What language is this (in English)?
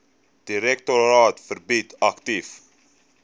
Afrikaans